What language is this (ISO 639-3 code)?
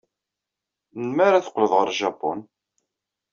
kab